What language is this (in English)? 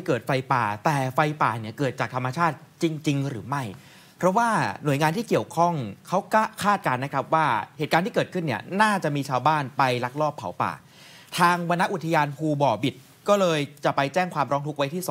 Thai